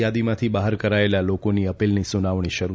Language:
Gujarati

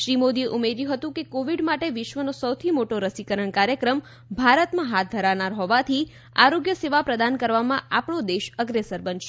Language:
Gujarati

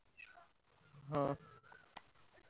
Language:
Odia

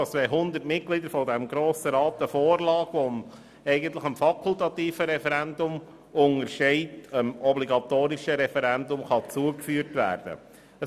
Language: Swiss German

